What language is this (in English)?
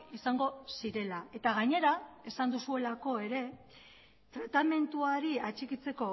Basque